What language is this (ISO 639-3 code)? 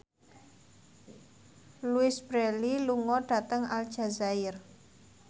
jav